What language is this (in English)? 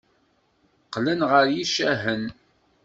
Kabyle